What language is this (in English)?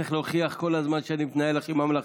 Hebrew